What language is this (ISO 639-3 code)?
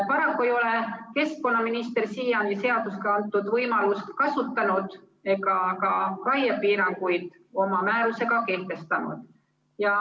est